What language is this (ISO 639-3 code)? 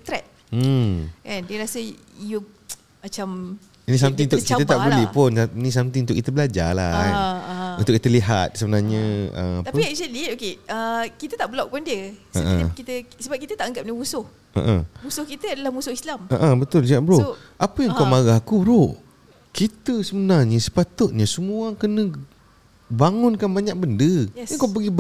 msa